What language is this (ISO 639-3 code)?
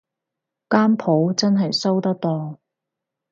yue